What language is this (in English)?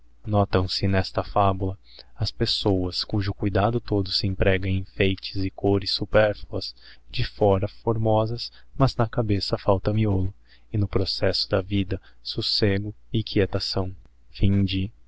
Portuguese